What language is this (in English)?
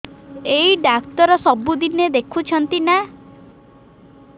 Odia